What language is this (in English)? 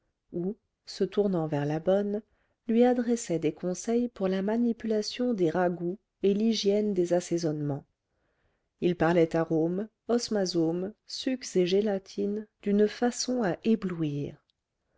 French